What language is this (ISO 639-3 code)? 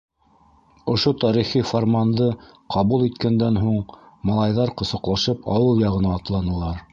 bak